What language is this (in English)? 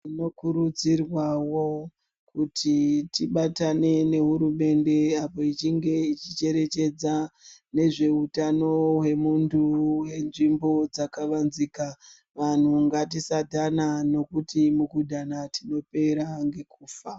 Ndau